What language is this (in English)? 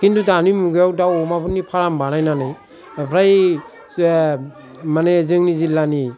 Bodo